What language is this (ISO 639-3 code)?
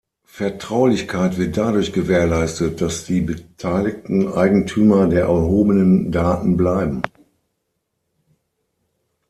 deu